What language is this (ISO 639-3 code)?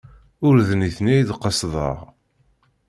kab